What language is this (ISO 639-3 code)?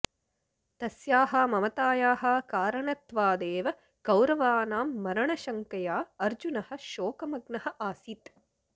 san